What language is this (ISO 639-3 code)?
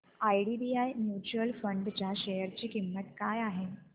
mar